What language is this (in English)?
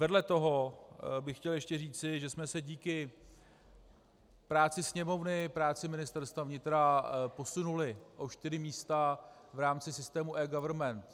Czech